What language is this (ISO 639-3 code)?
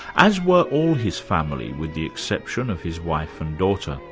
eng